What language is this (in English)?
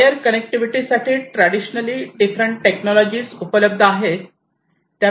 Marathi